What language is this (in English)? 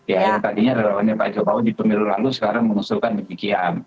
Indonesian